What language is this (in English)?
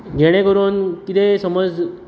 Konkani